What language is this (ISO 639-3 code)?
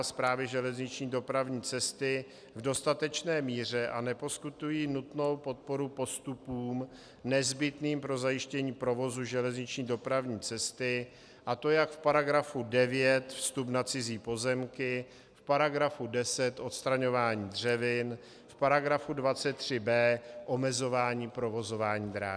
ces